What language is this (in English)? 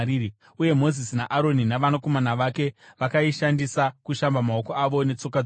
Shona